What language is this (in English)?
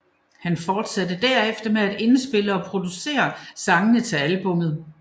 Danish